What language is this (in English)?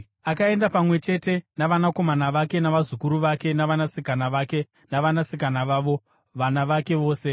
Shona